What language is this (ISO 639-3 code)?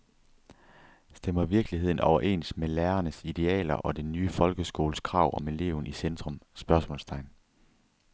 dan